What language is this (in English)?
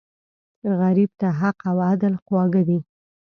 Pashto